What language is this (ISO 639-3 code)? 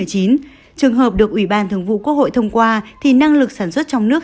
vie